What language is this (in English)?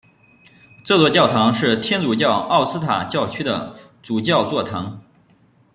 Chinese